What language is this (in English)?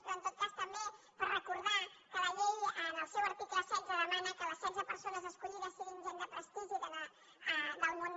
Catalan